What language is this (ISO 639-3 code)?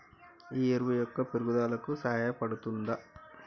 tel